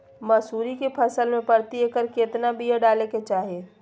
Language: Magahi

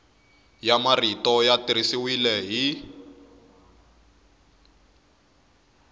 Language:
Tsonga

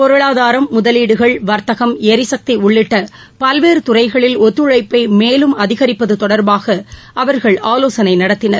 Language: Tamil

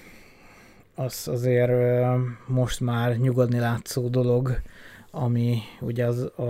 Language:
Hungarian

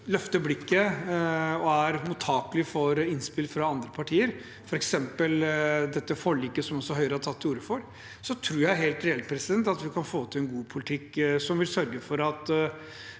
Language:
Norwegian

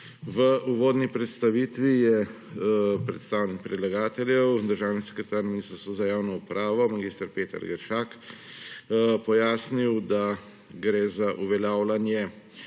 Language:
Slovenian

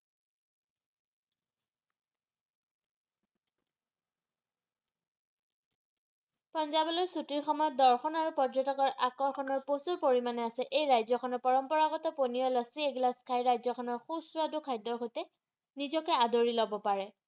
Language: Assamese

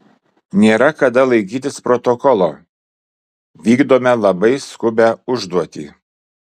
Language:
Lithuanian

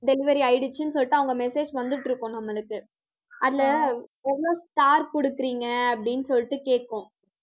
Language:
Tamil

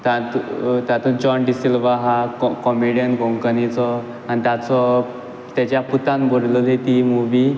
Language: Konkani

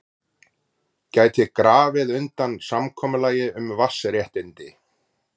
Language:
Icelandic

